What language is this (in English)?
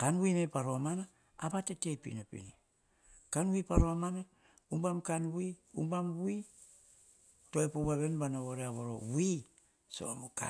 Hahon